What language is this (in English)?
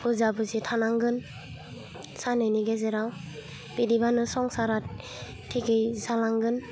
Bodo